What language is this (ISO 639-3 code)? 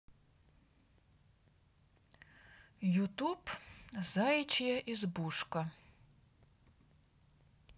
rus